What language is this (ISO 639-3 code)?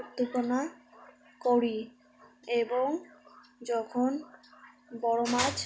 ben